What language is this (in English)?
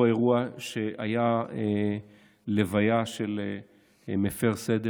Hebrew